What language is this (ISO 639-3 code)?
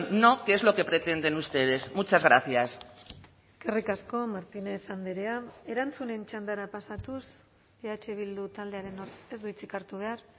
eus